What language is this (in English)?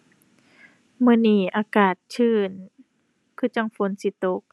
Thai